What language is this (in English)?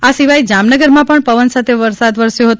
Gujarati